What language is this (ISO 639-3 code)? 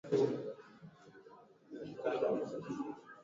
swa